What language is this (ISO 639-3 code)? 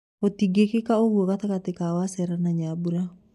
kik